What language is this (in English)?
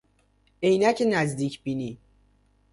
Persian